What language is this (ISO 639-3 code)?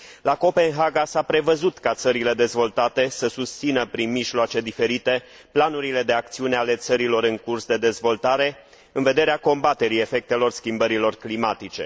ron